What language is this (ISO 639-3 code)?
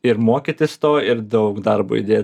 lit